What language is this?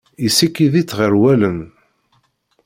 Kabyle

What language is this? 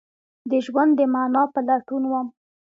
Pashto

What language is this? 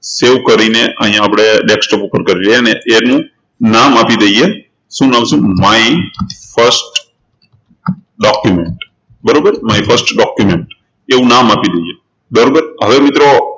Gujarati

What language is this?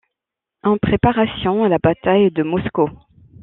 French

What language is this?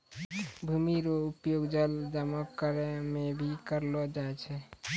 Maithili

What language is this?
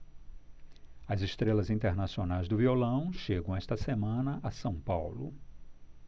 Portuguese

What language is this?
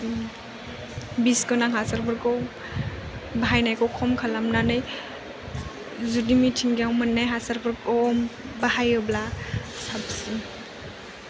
Bodo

